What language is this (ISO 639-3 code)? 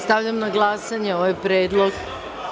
srp